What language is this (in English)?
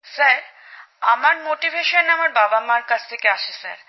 Bangla